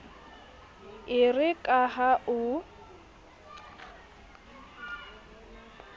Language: Southern Sotho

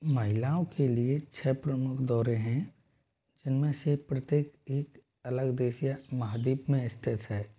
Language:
Hindi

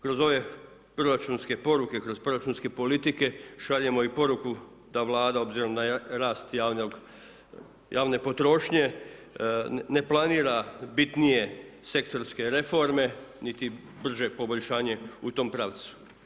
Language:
Croatian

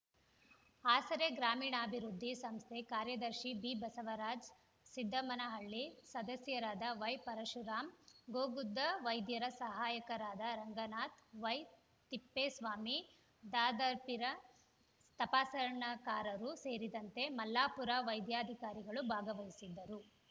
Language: Kannada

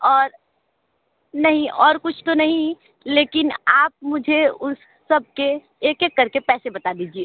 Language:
Hindi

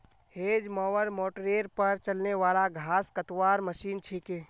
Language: Magahi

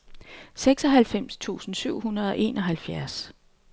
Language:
Danish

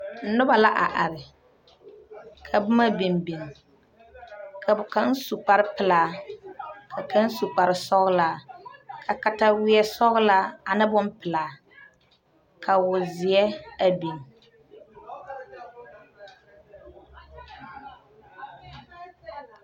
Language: Southern Dagaare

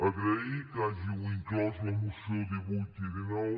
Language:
Catalan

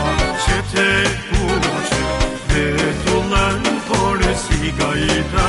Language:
Romanian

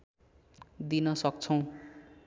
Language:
Nepali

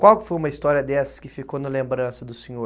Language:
Portuguese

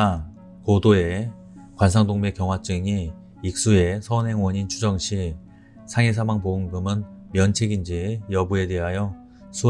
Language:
Korean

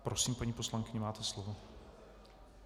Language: Czech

